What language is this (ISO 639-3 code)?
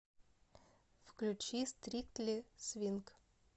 rus